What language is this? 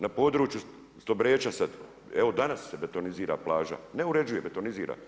Croatian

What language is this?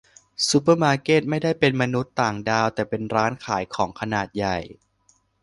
Thai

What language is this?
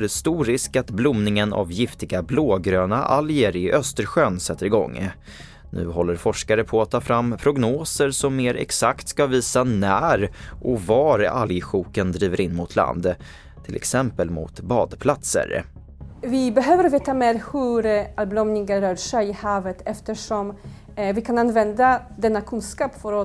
Swedish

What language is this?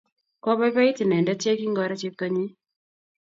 Kalenjin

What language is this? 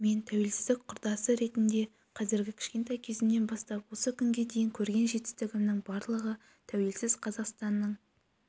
Kazakh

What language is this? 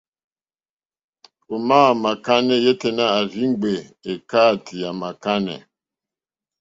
Mokpwe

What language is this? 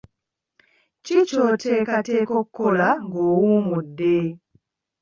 Ganda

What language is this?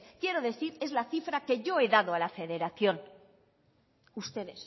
Spanish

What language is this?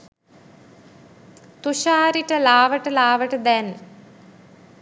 Sinhala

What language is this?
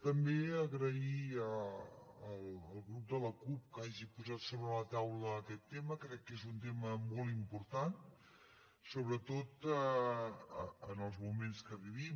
Catalan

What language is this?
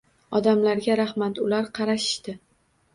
Uzbek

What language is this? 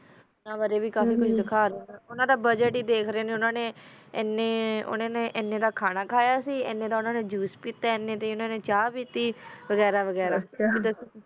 Punjabi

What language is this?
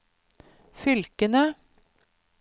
Norwegian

